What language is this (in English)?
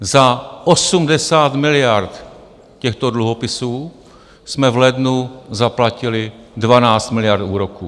Czech